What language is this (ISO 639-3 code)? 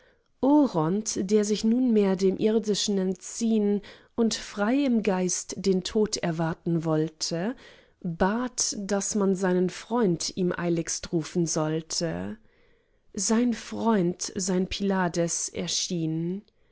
deu